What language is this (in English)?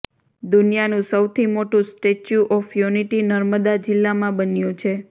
Gujarati